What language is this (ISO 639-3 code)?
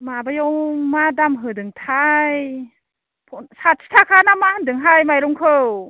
brx